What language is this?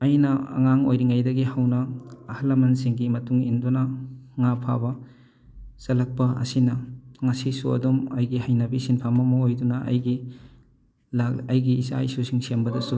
Manipuri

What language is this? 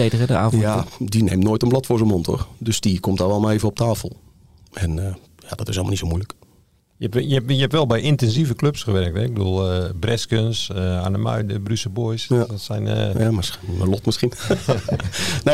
Dutch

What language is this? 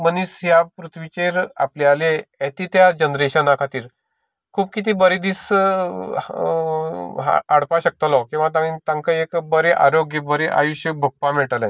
Konkani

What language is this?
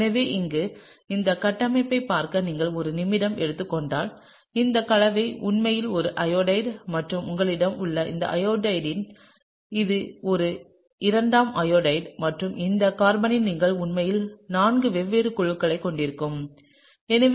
Tamil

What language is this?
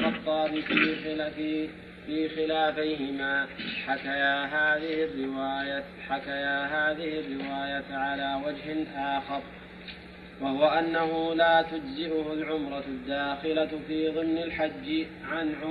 Arabic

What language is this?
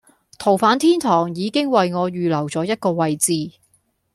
Cantonese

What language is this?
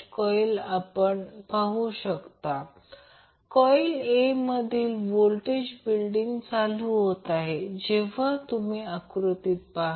Marathi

